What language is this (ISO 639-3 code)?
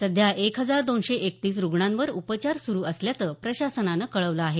mar